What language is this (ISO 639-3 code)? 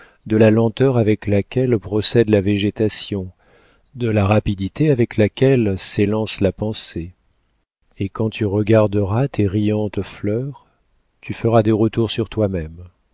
fra